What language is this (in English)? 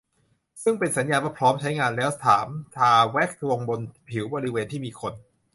Thai